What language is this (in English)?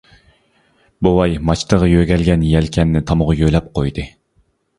Uyghur